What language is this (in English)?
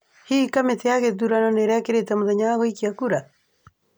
Kikuyu